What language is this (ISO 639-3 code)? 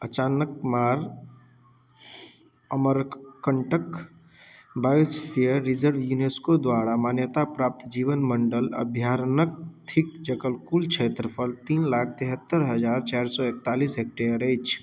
mai